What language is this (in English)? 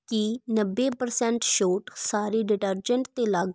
Punjabi